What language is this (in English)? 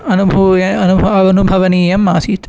Sanskrit